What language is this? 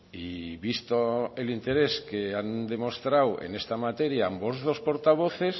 Spanish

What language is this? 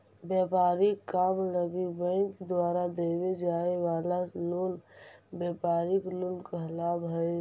Magahi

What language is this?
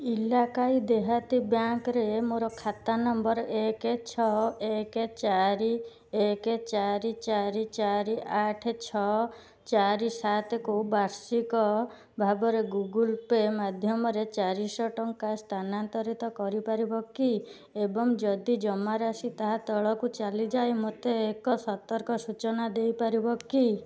Odia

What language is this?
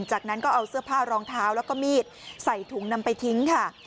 Thai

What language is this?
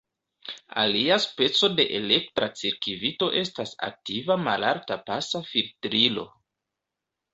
Esperanto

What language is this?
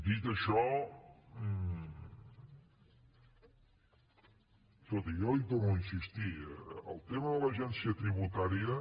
Catalan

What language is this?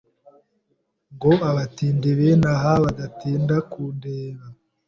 Kinyarwanda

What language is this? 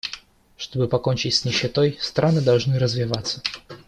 Russian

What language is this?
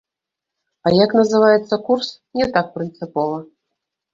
Belarusian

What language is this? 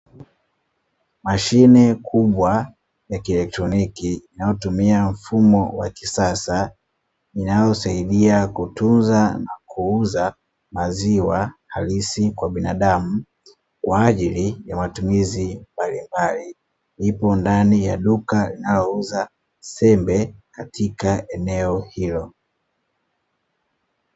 Swahili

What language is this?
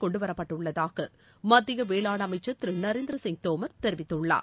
Tamil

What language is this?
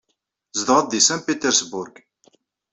Kabyle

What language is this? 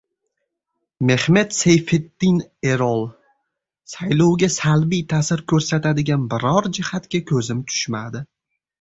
Uzbek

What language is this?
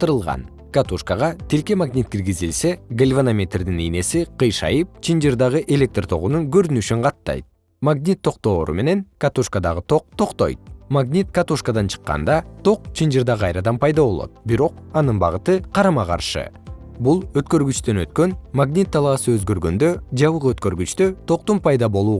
Kyrgyz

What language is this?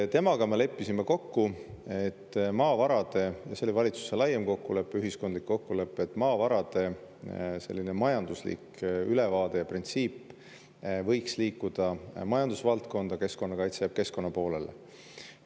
Estonian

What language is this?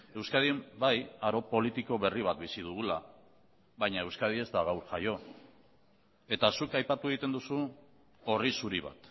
Basque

